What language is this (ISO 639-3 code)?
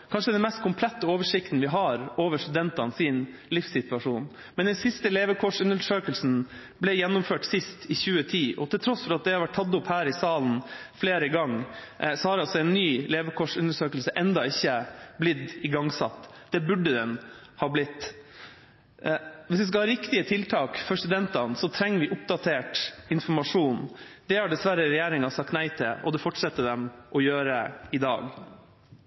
nob